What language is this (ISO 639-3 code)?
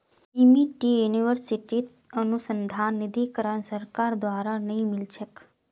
mag